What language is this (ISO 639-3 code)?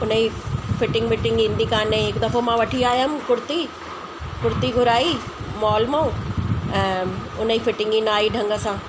snd